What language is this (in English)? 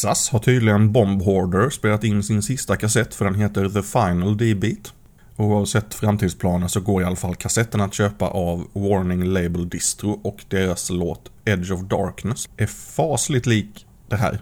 Swedish